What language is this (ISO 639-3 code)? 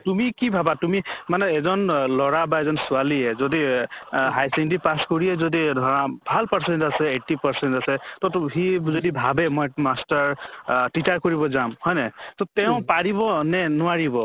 asm